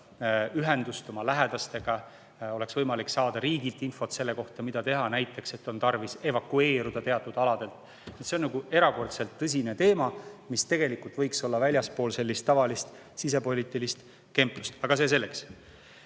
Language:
Estonian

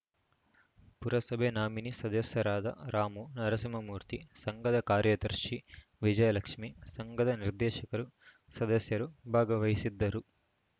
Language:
Kannada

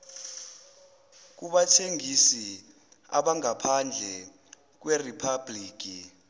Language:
Zulu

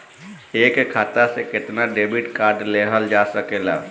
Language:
Bhojpuri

